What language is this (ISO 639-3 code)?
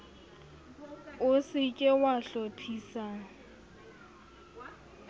sot